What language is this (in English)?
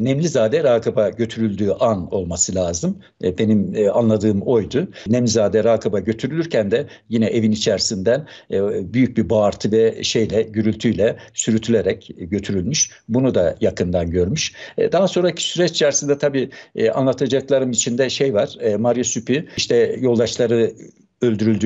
Turkish